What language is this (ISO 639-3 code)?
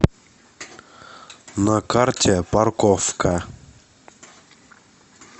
rus